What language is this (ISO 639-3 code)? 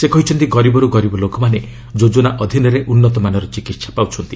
ori